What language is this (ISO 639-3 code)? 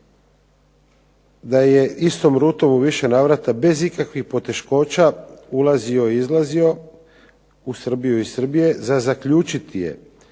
hrv